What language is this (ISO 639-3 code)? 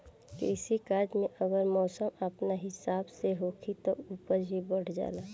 bho